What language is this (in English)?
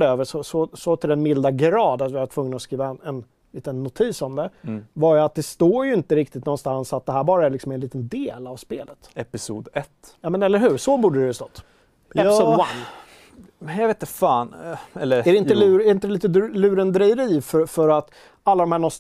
Swedish